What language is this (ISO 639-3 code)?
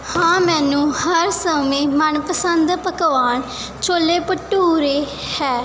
pan